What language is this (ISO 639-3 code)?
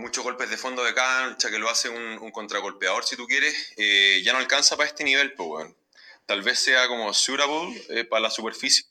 spa